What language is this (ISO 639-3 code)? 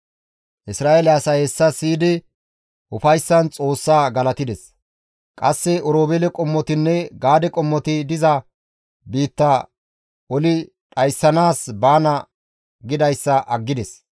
gmv